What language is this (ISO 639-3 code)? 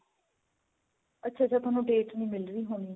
pan